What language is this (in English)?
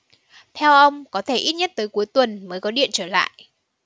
Vietnamese